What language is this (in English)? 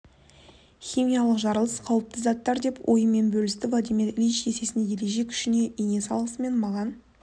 Kazakh